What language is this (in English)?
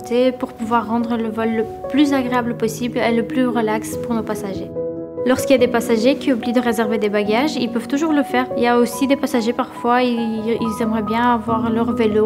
French